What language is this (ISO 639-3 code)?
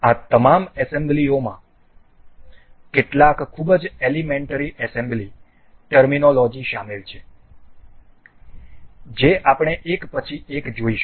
guj